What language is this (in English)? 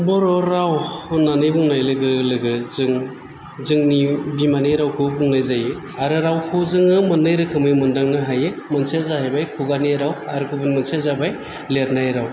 Bodo